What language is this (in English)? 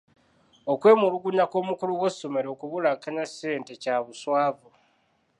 Ganda